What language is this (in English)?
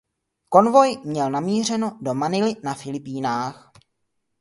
Czech